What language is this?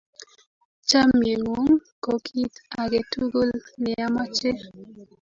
Kalenjin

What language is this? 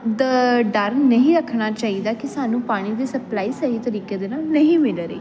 Punjabi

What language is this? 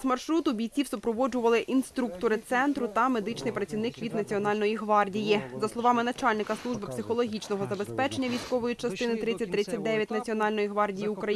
Ukrainian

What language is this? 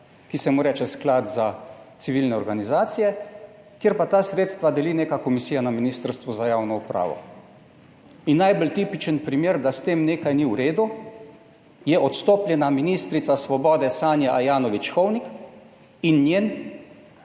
Slovenian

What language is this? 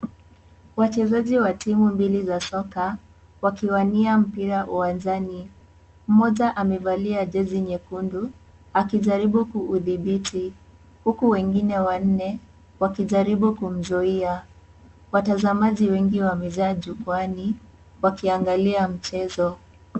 Swahili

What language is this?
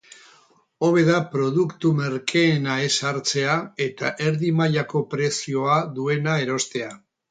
Basque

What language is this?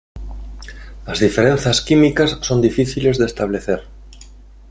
Galician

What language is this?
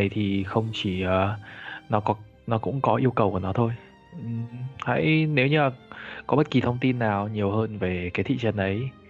Vietnamese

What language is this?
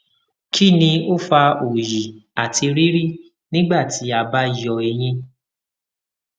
Yoruba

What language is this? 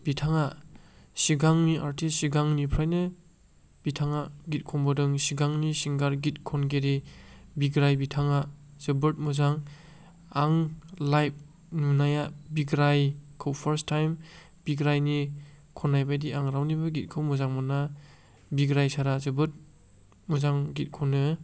Bodo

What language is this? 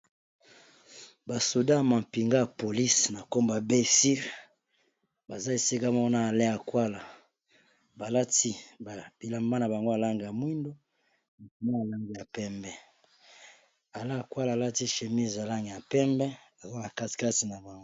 Lingala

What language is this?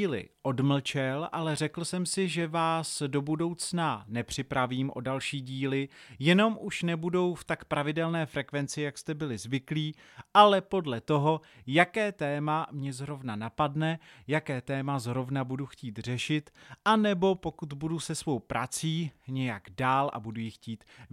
Czech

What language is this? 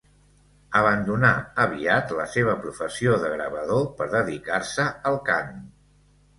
Catalan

